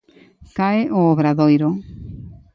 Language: Galician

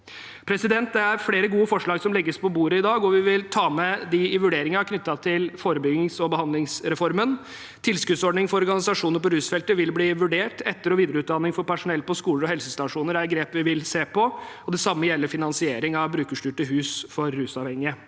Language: Norwegian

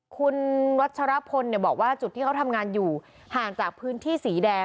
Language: Thai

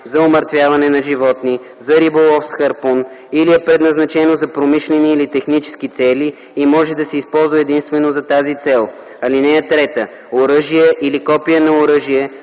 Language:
Bulgarian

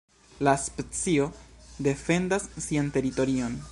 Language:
Esperanto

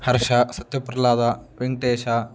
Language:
Sanskrit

